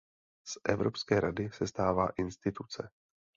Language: Czech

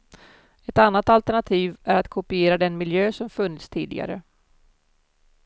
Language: Swedish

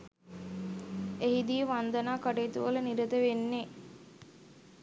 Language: Sinhala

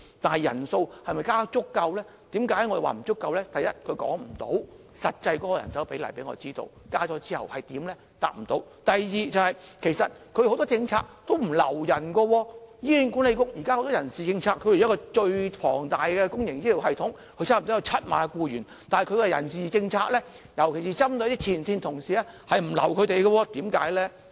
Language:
Cantonese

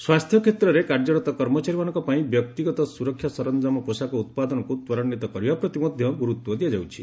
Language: Odia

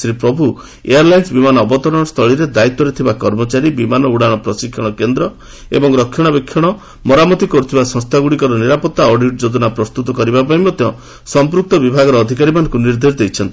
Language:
Odia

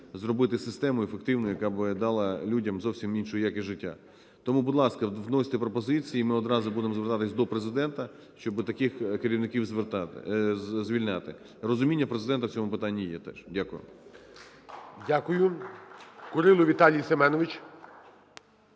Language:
Ukrainian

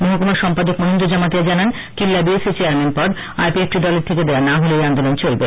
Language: Bangla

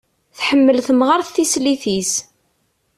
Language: Kabyle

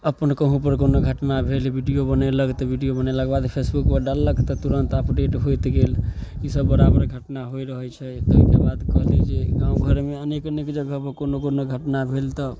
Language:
Maithili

